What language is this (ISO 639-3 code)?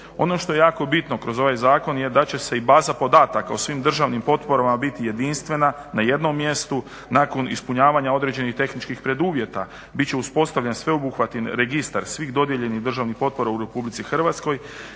hrv